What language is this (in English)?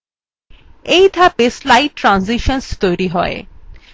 Bangla